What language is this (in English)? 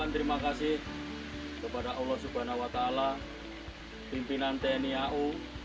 Indonesian